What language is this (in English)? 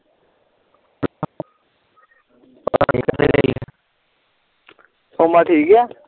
Punjabi